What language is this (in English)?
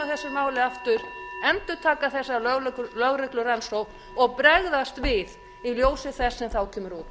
Icelandic